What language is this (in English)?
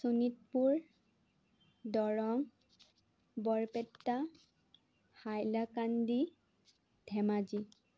Assamese